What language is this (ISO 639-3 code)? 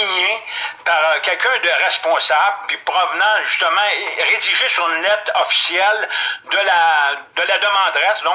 fra